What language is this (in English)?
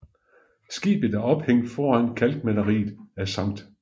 Danish